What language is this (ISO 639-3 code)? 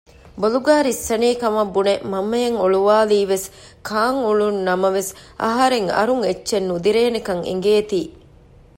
div